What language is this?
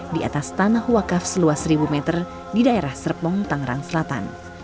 Indonesian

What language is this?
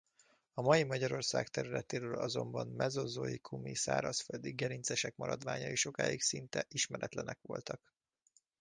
Hungarian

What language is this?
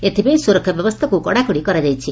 Odia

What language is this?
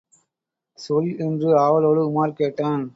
Tamil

